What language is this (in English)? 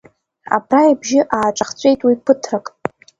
Abkhazian